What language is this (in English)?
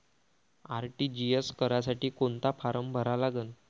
Marathi